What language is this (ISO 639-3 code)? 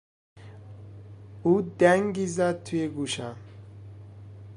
fas